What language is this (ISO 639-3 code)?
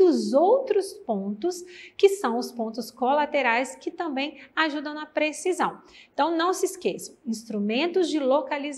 por